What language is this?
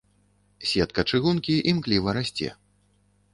Belarusian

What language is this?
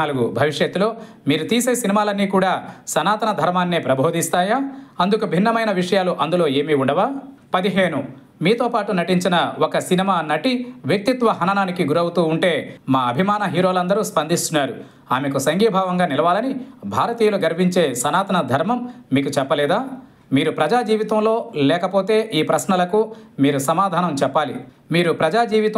Telugu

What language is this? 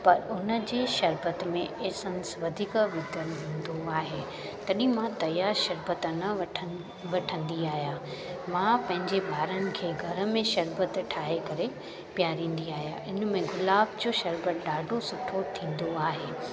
Sindhi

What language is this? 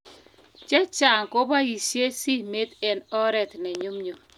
Kalenjin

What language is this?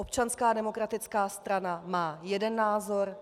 Czech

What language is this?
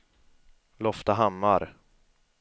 Swedish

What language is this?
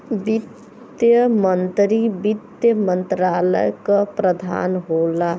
Bhojpuri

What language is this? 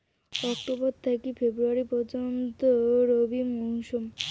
Bangla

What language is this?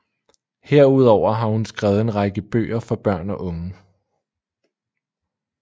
Danish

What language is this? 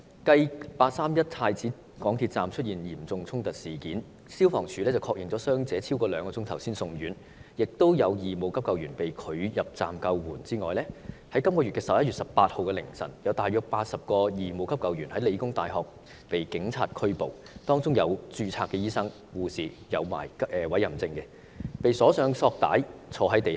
Cantonese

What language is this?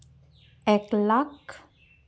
Santali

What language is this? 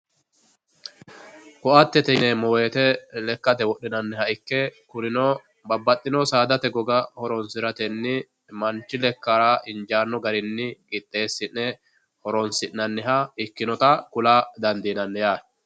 Sidamo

